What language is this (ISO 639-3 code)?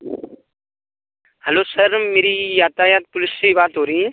hin